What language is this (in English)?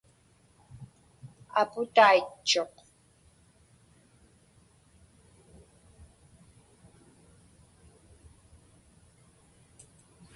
Inupiaq